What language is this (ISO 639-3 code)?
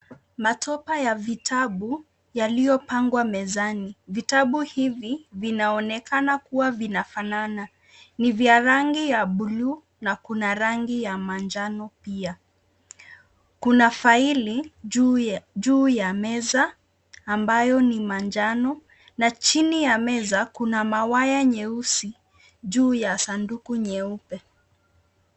swa